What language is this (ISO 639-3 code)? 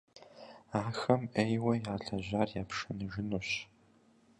kbd